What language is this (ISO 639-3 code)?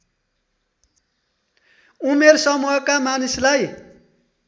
nep